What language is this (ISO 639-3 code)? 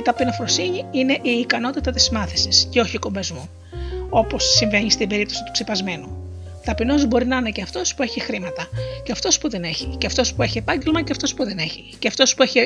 ell